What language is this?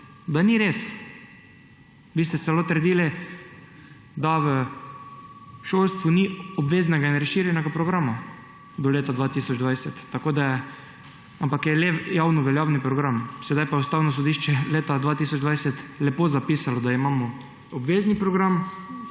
Slovenian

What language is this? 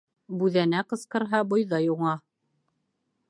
Bashkir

